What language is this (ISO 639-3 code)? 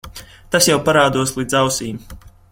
lav